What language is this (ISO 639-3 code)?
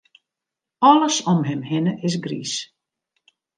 fry